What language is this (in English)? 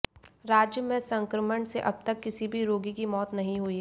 Hindi